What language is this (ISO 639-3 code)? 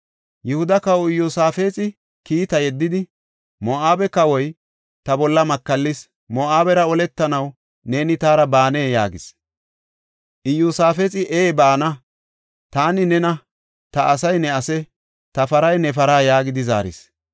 gof